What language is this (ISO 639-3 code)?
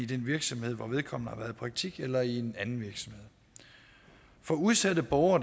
dan